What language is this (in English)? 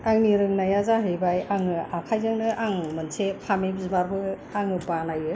Bodo